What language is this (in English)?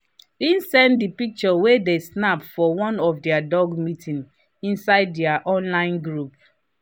Nigerian Pidgin